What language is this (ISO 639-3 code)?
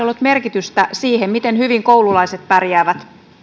fin